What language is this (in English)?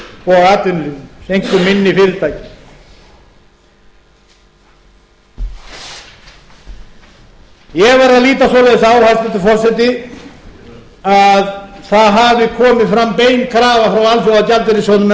Icelandic